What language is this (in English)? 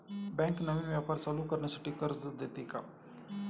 Marathi